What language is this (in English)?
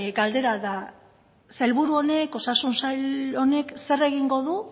Basque